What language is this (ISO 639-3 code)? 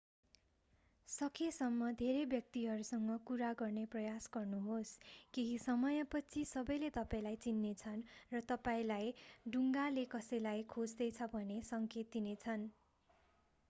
nep